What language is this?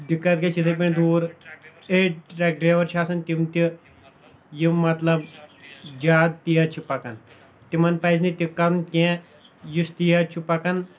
Kashmiri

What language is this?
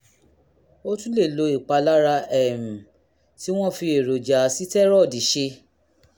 Yoruba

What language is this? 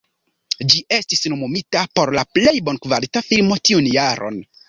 Esperanto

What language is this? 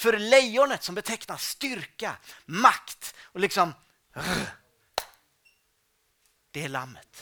Swedish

